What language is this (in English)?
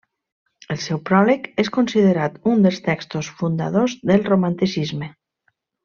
Catalan